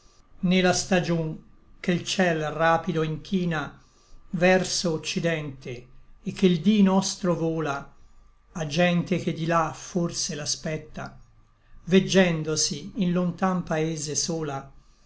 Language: Italian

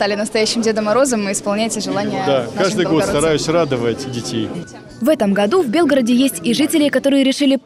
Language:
Russian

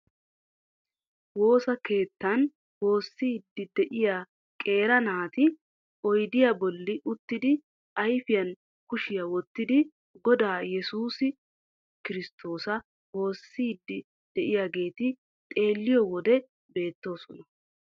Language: Wolaytta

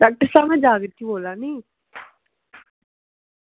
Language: Dogri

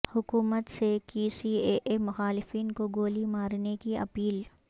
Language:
Urdu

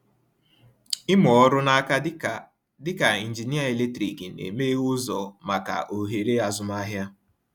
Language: Igbo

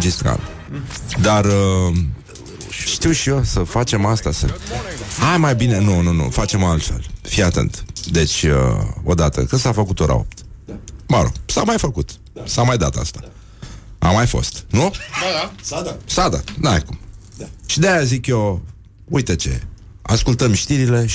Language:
Romanian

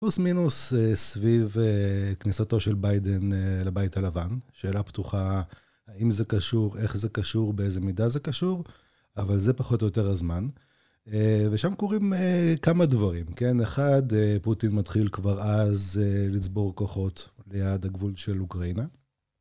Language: Hebrew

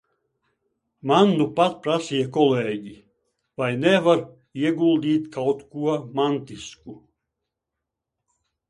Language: Latvian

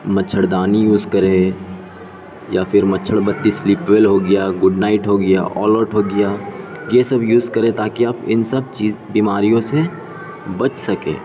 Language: Urdu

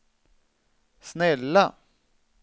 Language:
Swedish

